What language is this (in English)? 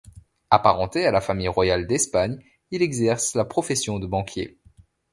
French